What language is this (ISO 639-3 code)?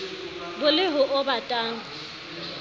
sot